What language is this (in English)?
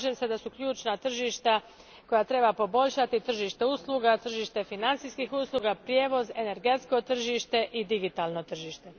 Croatian